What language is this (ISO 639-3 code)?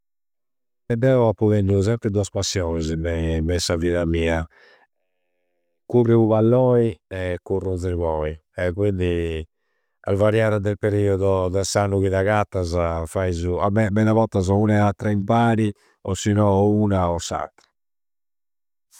sro